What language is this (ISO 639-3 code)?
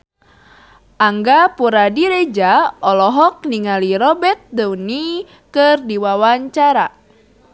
sun